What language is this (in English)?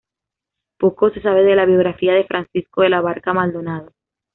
Spanish